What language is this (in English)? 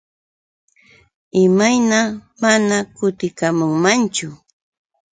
Yauyos Quechua